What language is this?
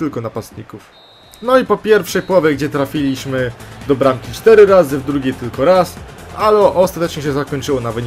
Polish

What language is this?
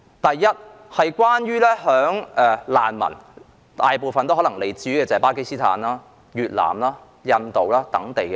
Cantonese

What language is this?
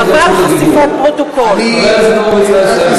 Hebrew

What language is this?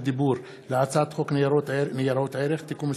Hebrew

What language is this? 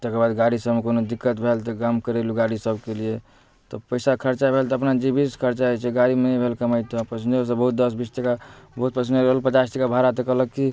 Maithili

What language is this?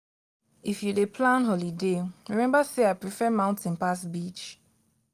Nigerian Pidgin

